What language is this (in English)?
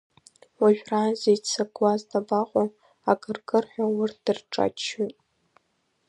Abkhazian